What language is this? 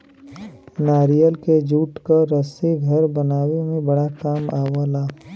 Bhojpuri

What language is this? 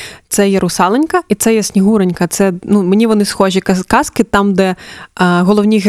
Ukrainian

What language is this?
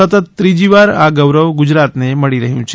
Gujarati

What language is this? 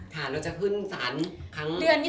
Thai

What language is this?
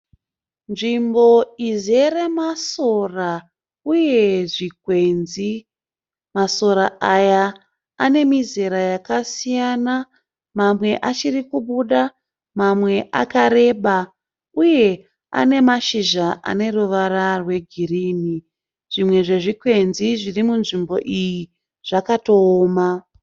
Shona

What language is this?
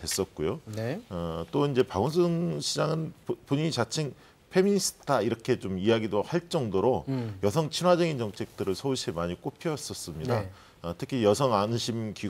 Korean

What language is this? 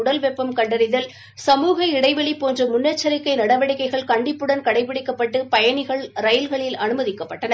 Tamil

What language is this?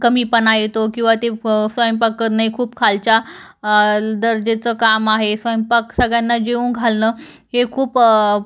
Marathi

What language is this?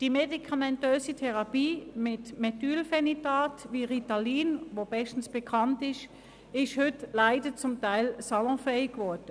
Swiss German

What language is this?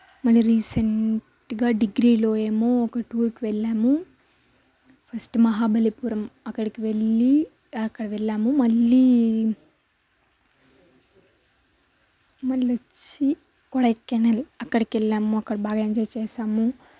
Telugu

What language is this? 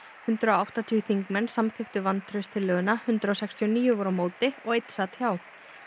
Icelandic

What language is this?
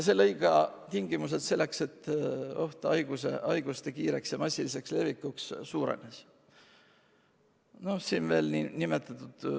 Estonian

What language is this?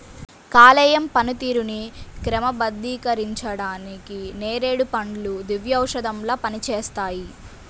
Telugu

